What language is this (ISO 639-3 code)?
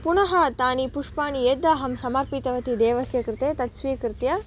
san